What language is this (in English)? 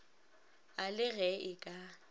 Northern Sotho